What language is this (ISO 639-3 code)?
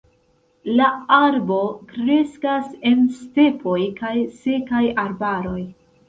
epo